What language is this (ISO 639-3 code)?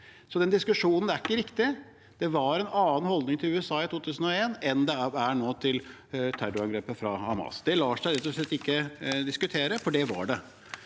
nor